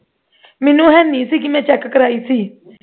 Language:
Punjabi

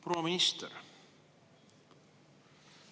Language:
Estonian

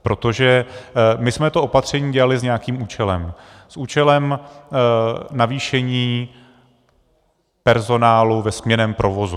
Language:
Czech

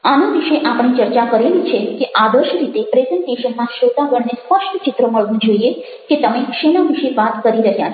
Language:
Gujarati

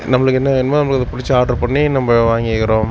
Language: Tamil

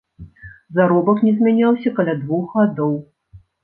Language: Belarusian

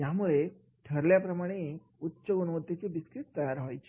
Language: Marathi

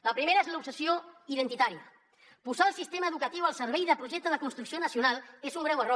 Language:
Catalan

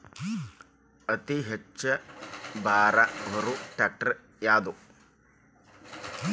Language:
Kannada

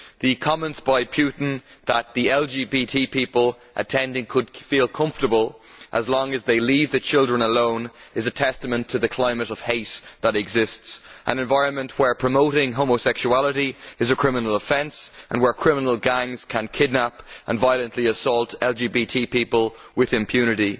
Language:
English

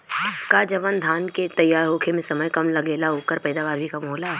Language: Bhojpuri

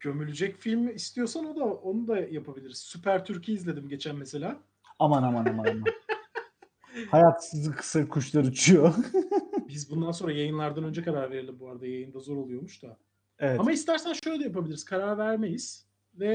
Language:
Turkish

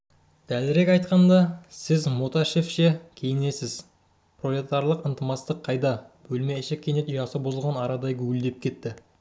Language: Kazakh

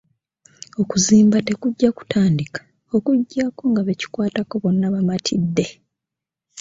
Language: Ganda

